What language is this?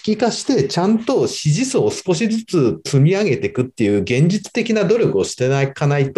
Japanese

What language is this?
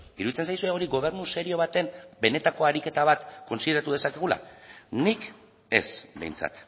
Basque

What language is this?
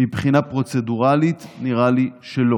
Hebrew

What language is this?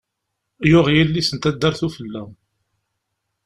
Kabyle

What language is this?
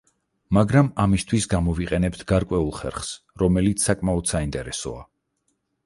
Georgian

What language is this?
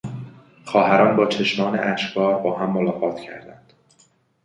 Persian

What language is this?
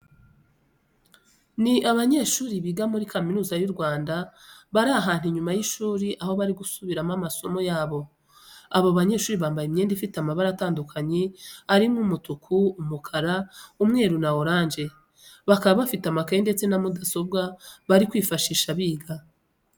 Kinyarwanda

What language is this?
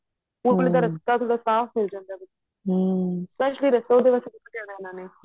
Punjabi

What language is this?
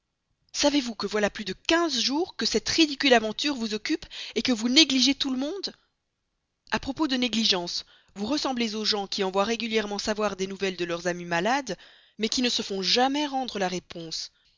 French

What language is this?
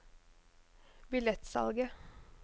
Norwegian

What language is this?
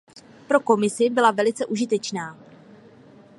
Czech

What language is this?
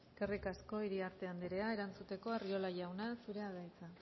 Basque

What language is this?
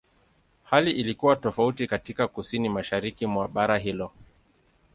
Swahili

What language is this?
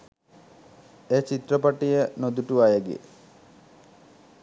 Sinhala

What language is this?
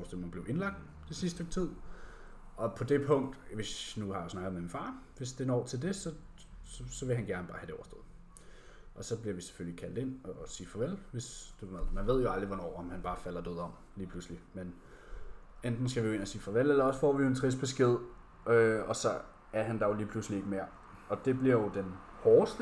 Danish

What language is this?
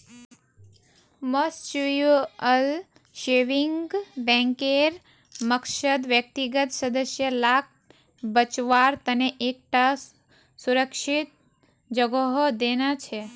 Magahi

